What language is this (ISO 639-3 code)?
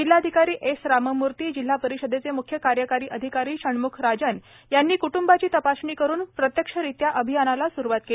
mar